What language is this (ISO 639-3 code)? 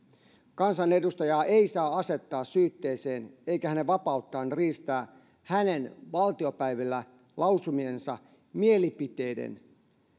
fin